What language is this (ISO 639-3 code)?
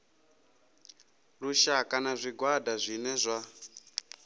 ven